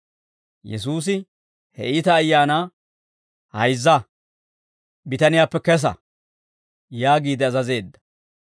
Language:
Dawro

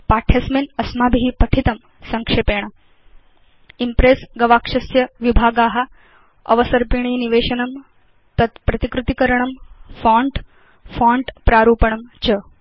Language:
Sanskrit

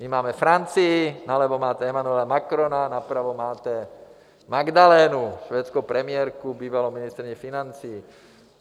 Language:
Czech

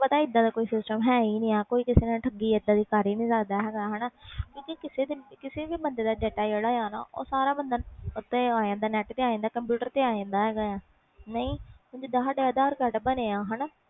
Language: Punjabi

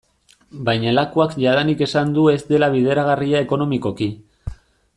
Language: Basque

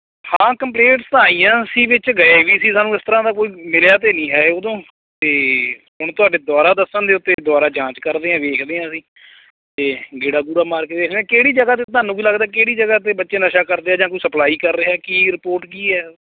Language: Punjabi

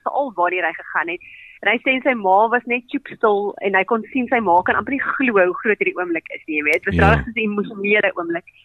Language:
Swedish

